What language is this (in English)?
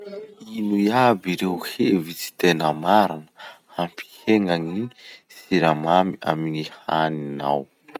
Masikoro Malagasy